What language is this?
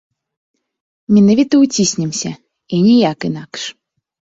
Belarusian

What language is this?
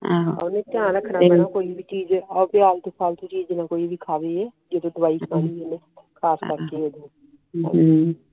Punjabi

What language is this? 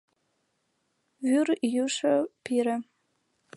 Mari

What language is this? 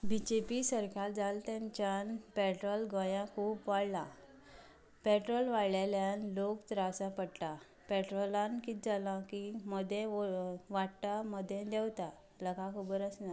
Konkani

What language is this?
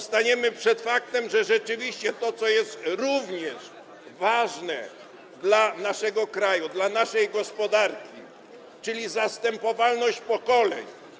Polish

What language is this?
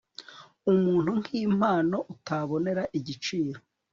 Kinyarwanda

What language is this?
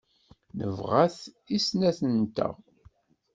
Kabyle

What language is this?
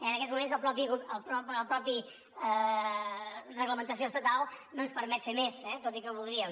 Catalan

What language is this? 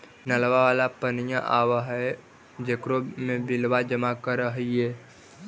Magahi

